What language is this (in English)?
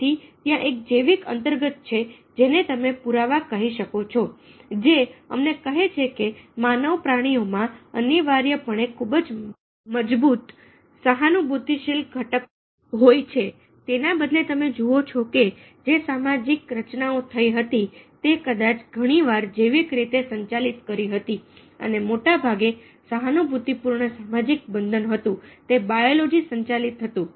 Gujarati